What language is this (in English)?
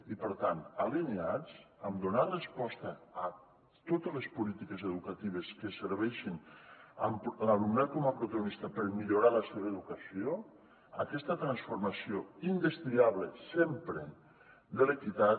Catalan